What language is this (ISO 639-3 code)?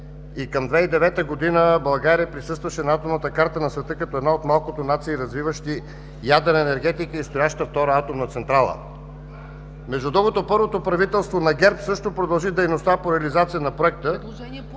bul